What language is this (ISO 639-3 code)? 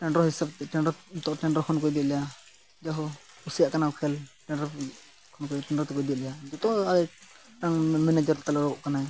sat